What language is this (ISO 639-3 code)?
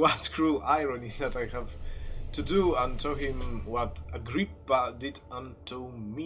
pol